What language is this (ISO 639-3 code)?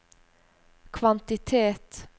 nor